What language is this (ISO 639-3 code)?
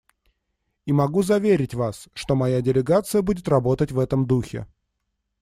rus